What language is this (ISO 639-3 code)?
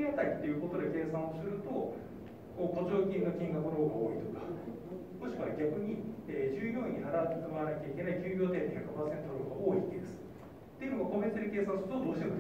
jpn